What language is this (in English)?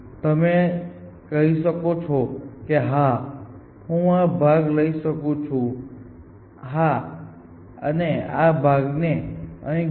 Gujarati